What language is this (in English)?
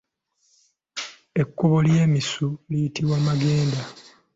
Ganda